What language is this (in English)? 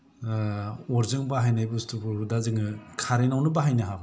Bodo